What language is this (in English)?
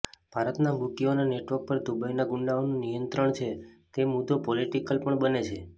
Gujarati